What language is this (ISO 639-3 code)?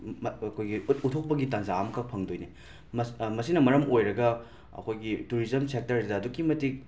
mni